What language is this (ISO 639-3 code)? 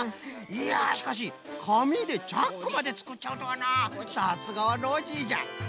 jpn